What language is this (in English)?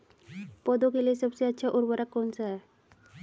Hindi